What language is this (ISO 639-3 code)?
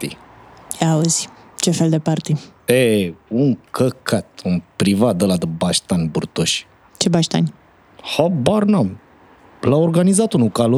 ron